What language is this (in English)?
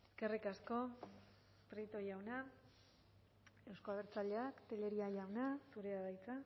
Basque